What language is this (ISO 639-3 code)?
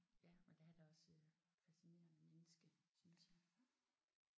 dan